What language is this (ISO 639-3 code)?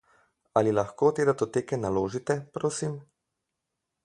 slv